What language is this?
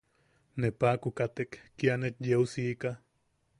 Yaqui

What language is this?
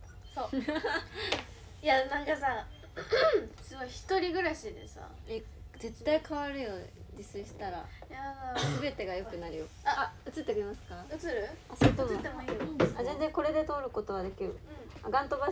Japanese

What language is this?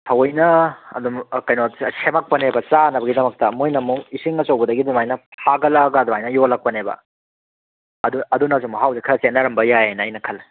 Manipuri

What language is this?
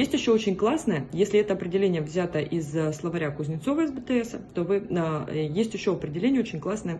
Russian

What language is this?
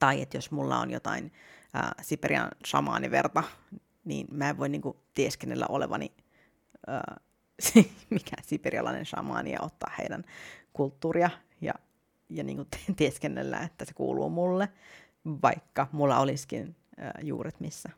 Finnish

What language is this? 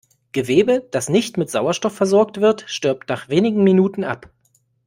German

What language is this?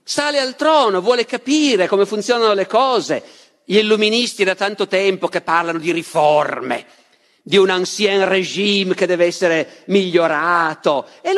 Italian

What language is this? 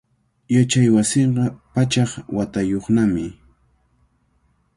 Cajatambo North Lima Quechua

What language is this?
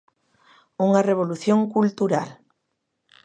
Galician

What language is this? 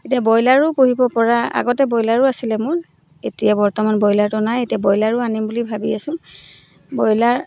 Assamese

